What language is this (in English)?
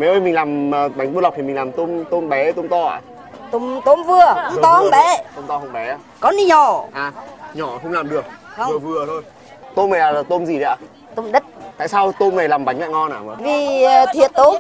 Vietnamese